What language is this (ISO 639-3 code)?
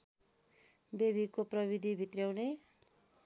nep